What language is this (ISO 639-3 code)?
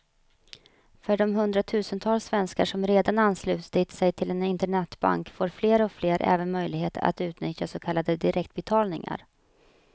swe